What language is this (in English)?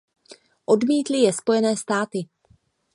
Czech